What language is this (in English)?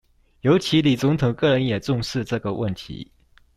Chinese